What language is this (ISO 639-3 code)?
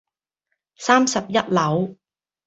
yue